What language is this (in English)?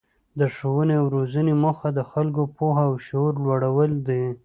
Pashto